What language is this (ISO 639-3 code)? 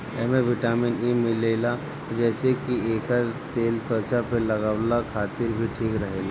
bho